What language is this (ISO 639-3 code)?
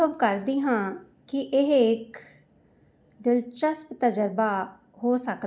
pan